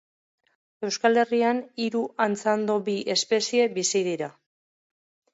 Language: Basque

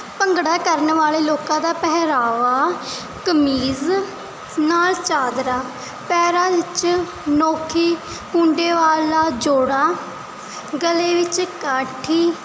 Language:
Punjabi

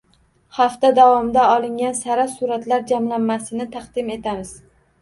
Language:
Uzbek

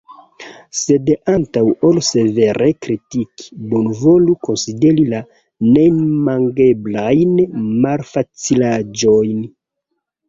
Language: Esperanto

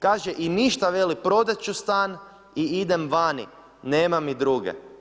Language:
Croatian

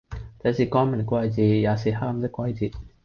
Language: Cantonese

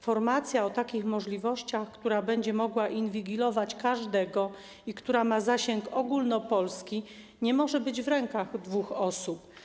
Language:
Polish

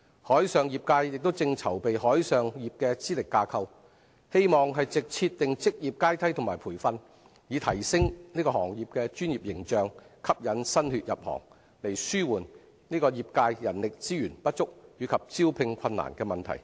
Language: Cantonese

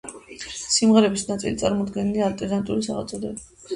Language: Georgian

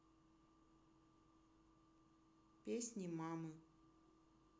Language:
Russian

